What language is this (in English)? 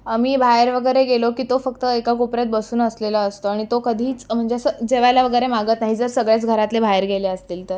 Marathi